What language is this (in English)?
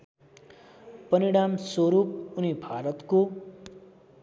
Nepali